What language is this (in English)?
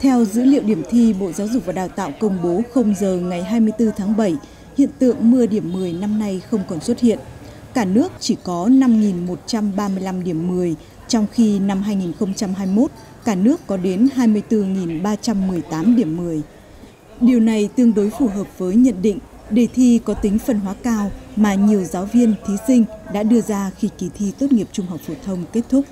Vietnamese